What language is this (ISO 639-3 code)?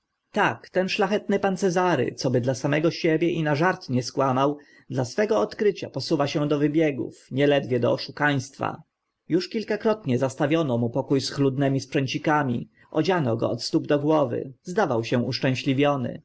pol